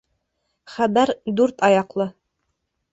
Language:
Bashkir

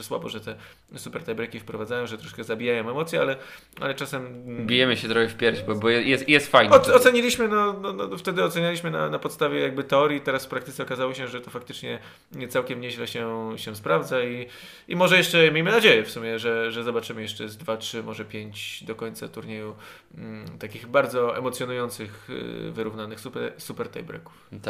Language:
Polish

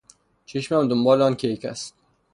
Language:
Persian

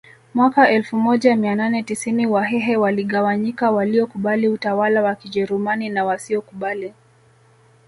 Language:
Swahili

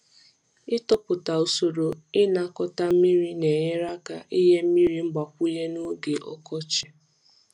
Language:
Igbo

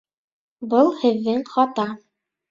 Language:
Bashkir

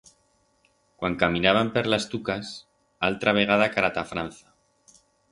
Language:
Aragonese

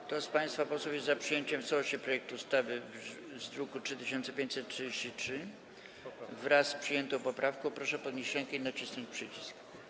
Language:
Polish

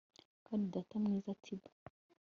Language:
Kinyarwanda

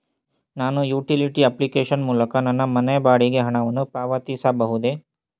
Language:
Kannada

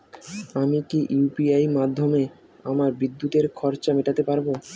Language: Bangla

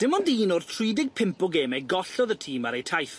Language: Welsh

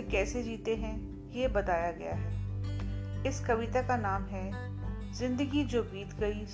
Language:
Hindi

